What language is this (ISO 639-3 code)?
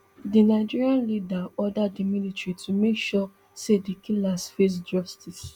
pcm